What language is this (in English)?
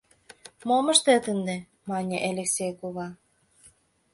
Mari